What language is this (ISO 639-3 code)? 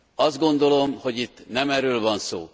hun